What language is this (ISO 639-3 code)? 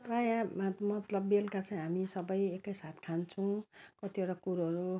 nep